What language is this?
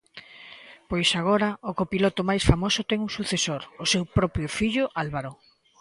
Galician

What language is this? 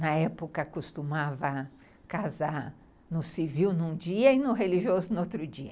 Portuguese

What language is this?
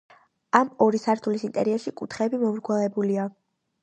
Georgian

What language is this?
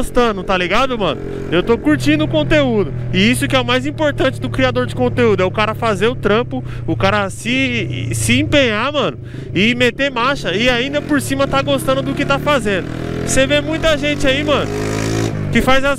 Portuguese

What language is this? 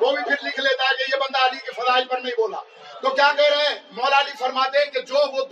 Urdu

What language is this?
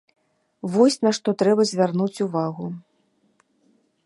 Belarusian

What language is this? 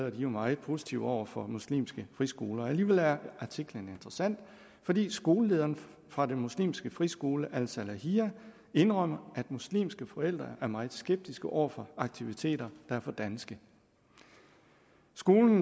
Danish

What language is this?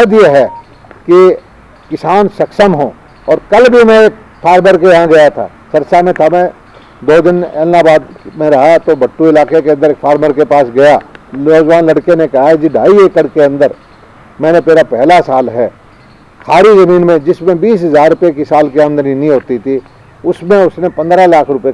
Hindi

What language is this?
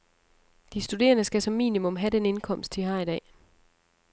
Danish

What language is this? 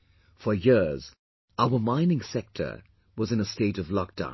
English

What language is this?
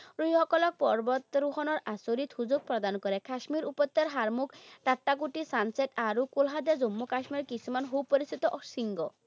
Assamese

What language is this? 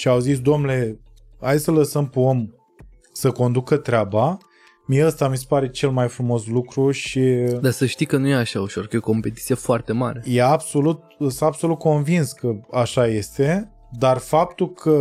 Romanian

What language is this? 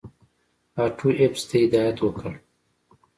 Pashto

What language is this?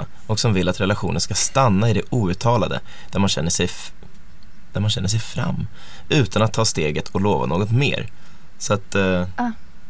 Swedish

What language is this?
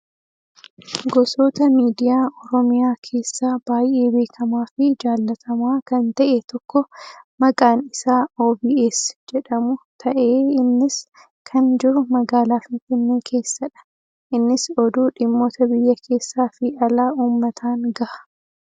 Oromo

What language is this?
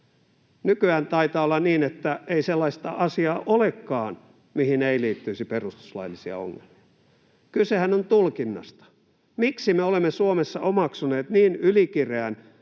Finnish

